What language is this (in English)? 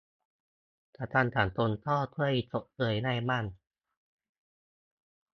Thai